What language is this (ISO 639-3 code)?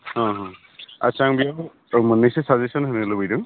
brx